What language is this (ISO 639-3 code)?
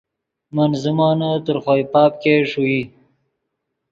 ydg